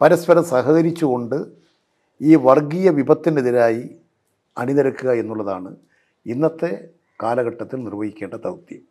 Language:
Malayalam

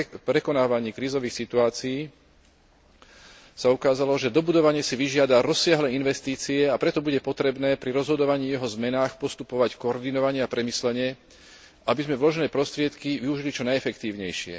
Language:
Slovak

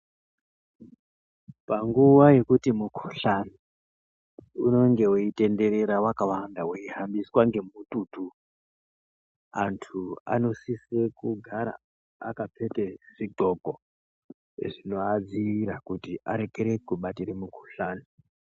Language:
Ndau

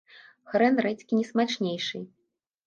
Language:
Belarusian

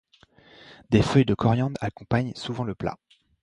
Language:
French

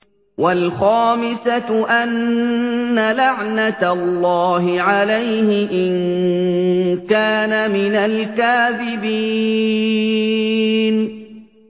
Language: Arabic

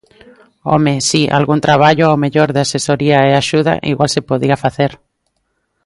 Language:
Galician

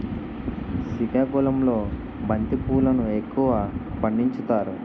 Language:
Telugu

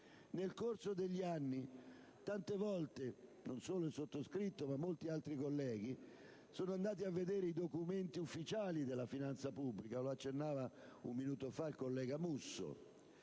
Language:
Italian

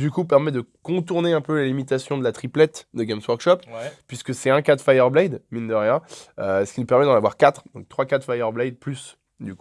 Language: French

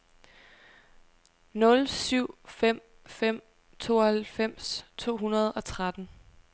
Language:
Danish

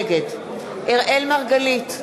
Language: Hebrew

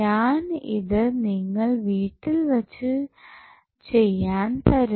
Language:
Malayalam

